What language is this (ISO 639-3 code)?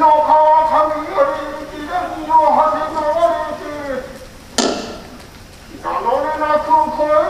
vie